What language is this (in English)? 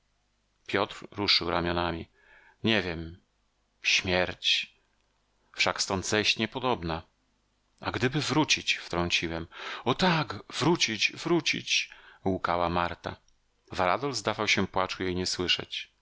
Polish